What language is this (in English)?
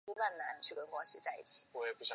Chinese